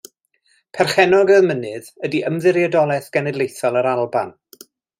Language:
Welsh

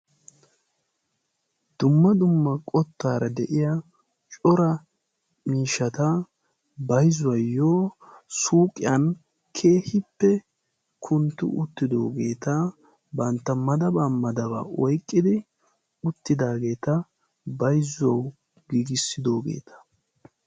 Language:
Wolaytta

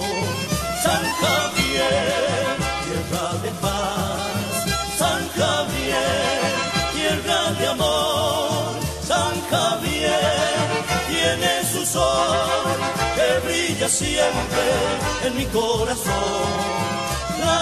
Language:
Arabic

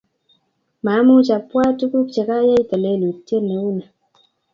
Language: Kalenjin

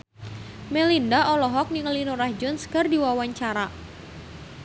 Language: Sundanese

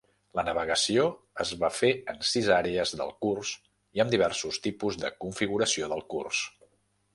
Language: Catalan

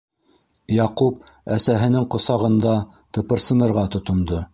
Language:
Bashkir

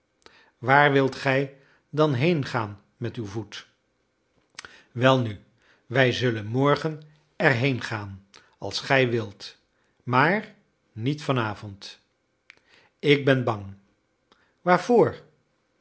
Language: Dutch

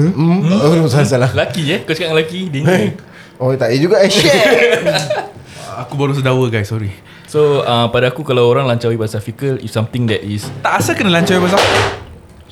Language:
Malay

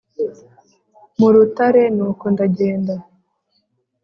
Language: Kinyarwanda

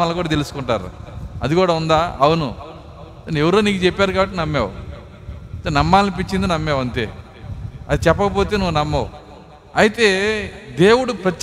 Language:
Telugu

